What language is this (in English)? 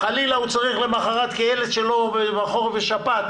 Hebrew